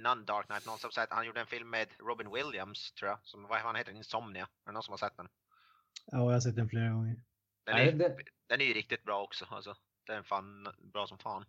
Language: Swedish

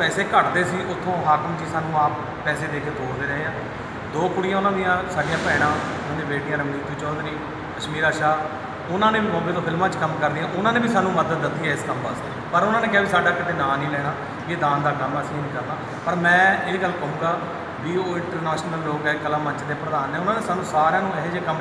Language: Hindi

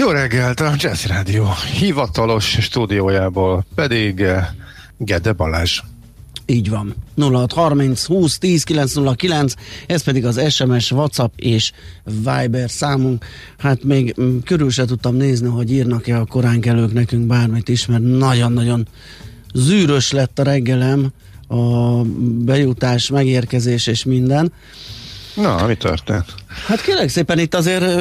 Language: Hungarian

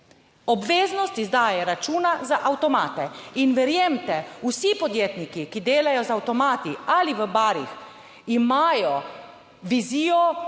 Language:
Slovenian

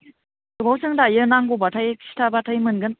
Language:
Bodo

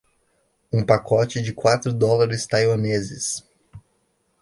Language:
Portuguese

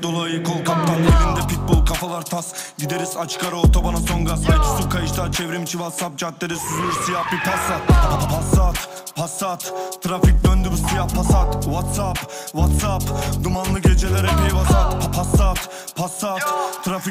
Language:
Turkish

